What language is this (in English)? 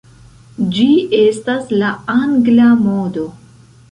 Esperanto